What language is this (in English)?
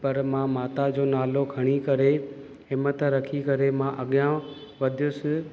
Sindhi